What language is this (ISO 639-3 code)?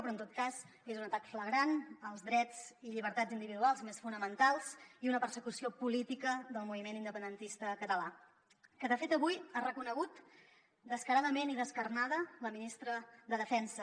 cat